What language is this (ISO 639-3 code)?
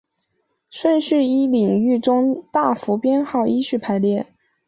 zho